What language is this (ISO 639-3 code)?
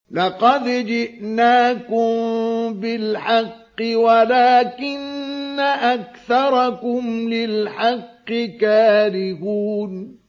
ara